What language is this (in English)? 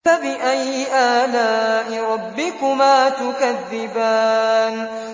Arabic